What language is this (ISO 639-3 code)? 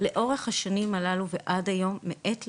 heb